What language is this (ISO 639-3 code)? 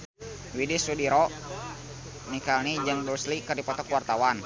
sun